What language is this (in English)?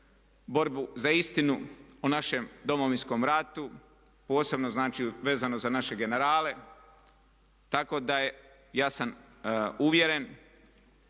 Croatian